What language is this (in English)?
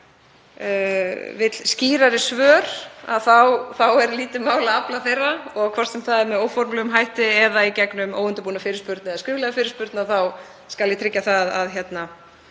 Icelandic